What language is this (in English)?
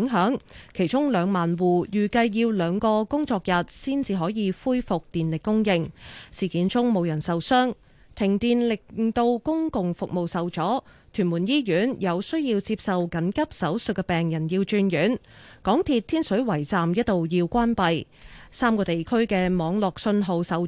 Chinese